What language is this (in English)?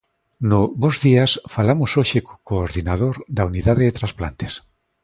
Galician